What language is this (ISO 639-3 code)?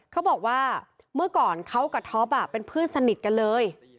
tha